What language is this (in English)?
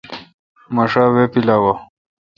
Kalkoti